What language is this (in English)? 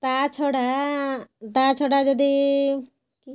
Odia